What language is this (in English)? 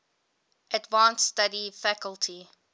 English